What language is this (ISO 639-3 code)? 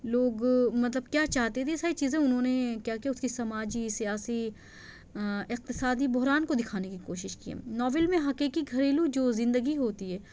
urd